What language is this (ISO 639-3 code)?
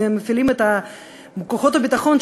heb